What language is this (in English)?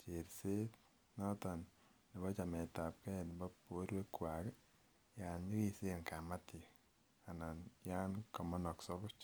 Kalenjin